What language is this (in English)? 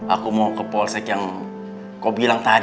Indonesian